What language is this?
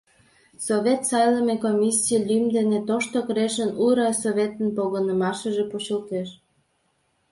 Mari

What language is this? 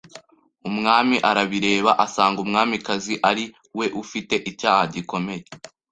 Kinyarwanda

